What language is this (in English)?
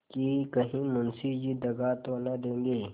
Hindi